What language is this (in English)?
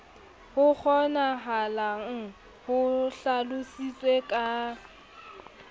Southern Sotho